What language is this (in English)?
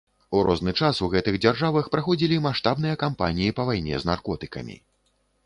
Belarusian